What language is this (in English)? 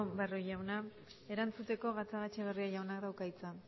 Basque